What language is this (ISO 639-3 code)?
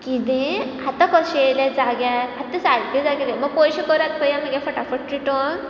kok